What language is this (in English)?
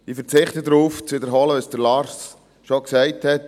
Swiss German